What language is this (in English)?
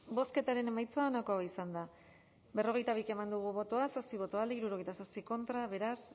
Basque